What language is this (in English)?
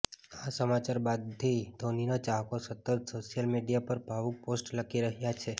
Gujarati